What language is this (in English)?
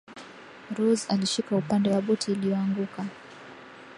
Swahili